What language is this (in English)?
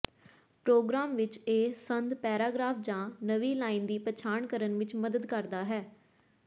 Punjabi